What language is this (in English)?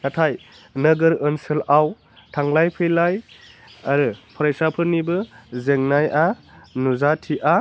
Bodo